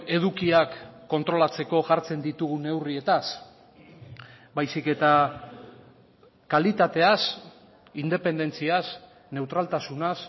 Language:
Basque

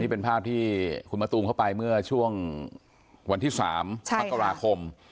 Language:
Thai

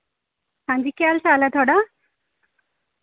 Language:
Dogri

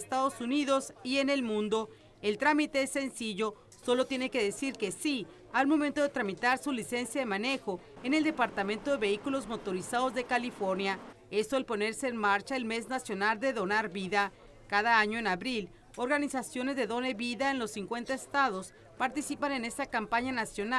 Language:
Spanish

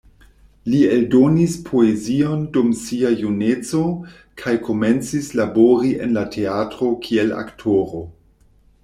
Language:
Esperanto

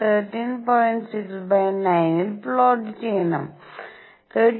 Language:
Malayalam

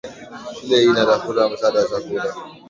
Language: Swahili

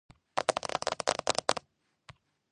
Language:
Georgian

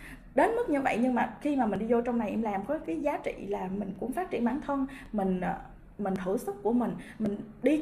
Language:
Vietnamese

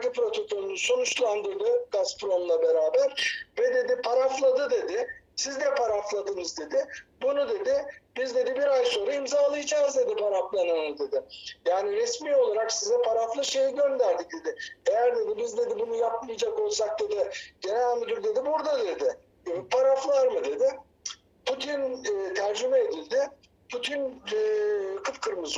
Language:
Turkish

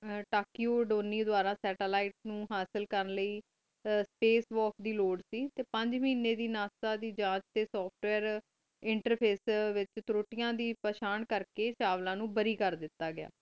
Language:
Punjabi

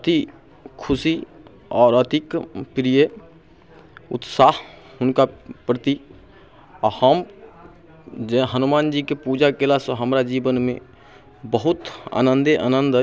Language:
Maithili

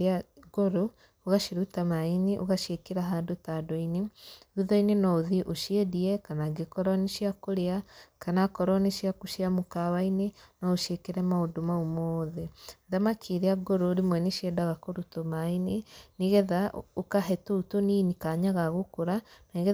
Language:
Kikuyu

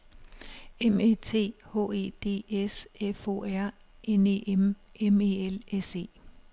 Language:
Danish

